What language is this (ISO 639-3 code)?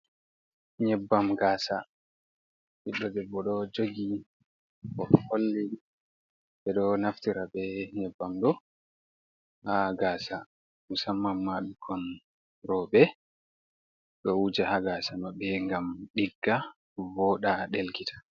ful